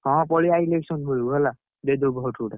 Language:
Odia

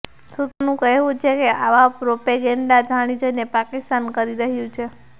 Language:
Gujarati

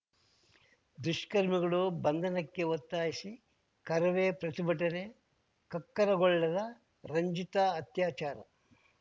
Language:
Kannada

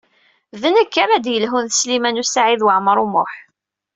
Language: Kabyle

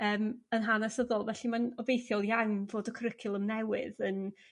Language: Welsh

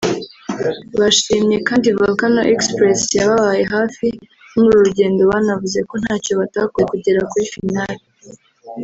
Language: Kinyarwanda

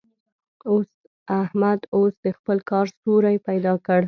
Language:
Pashto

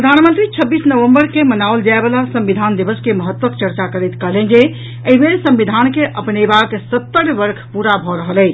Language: Maithili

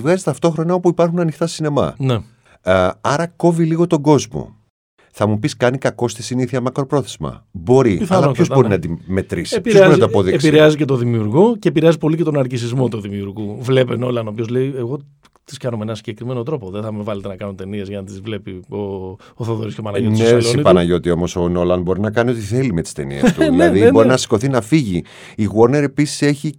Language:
Greek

